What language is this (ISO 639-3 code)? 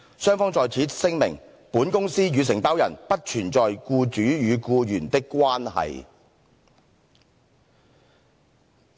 yue